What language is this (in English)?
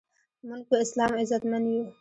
Pashto